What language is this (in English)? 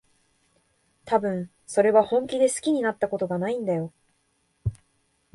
Japanese